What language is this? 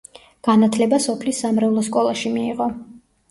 Georgian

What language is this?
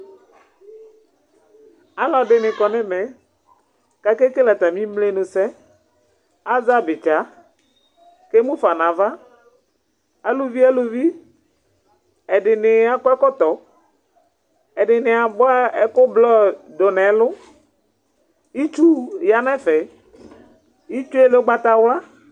Ikposo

